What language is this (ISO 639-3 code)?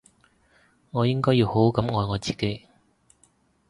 yue